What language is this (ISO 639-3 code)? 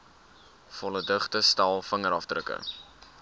afr